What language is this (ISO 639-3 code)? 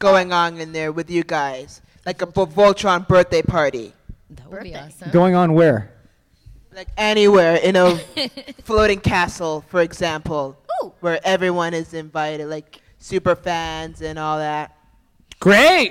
eng